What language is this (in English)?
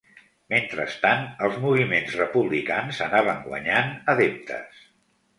Catalan